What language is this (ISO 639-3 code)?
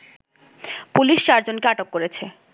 ben